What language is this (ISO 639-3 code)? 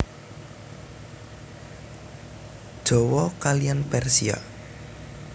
jav